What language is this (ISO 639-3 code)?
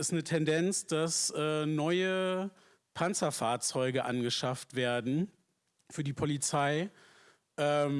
deu